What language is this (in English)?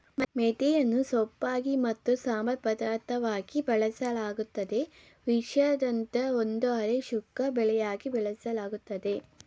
Kannada